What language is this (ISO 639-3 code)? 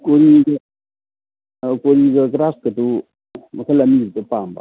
mni